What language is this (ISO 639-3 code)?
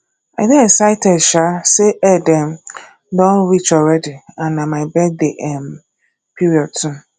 pcm